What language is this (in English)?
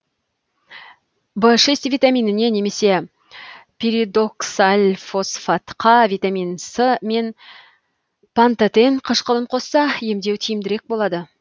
Kazakh